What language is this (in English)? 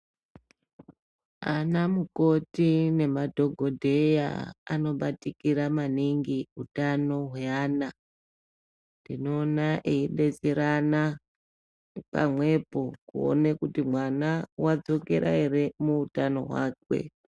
Ndau